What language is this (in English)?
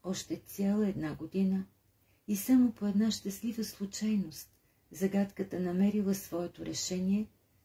Bulgarian